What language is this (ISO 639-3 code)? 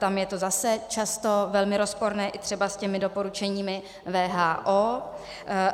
ces